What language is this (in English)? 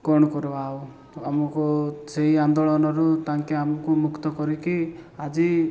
Odia